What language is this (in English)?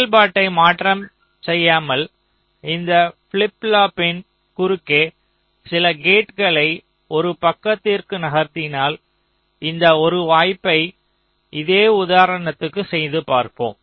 Tamil